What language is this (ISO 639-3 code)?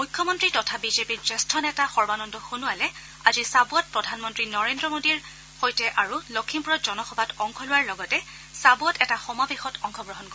asm